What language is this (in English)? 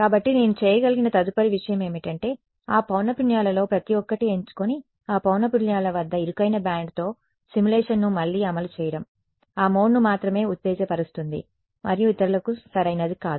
Telugu